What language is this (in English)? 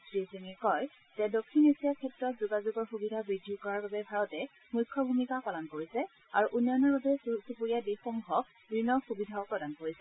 Assamese